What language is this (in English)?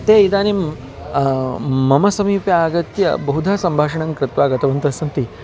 Sanskrit